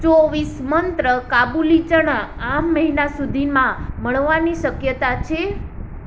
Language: Gujarati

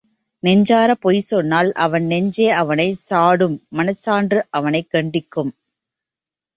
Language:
Tamil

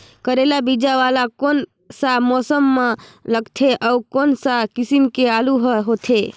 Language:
Chhattisgarhi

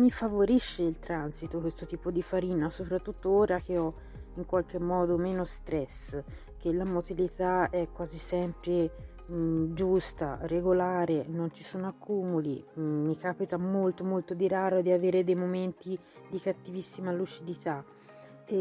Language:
Italian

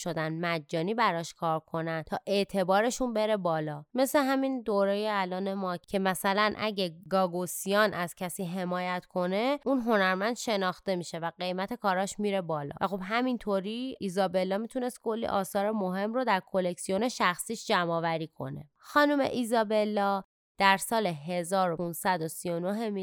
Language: Persian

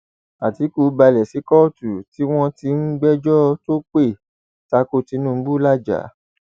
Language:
Yoruba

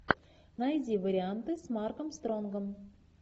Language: Russian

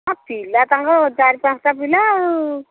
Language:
Odia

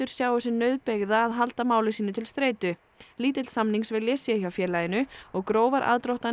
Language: Icelandic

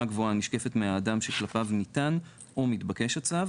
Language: Hebrew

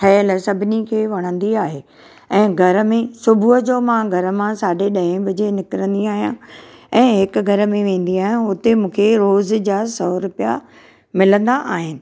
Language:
Sindhi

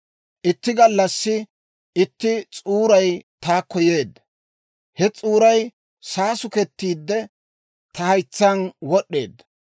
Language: Dawro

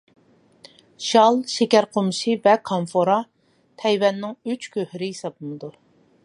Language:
Uyghur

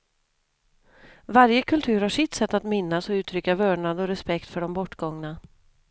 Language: Swedish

